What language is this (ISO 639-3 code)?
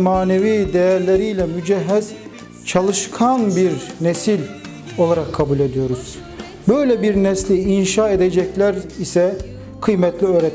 tur